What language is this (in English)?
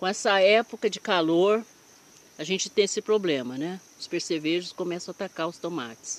Portuguese